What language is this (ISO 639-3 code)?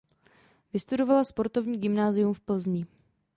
ces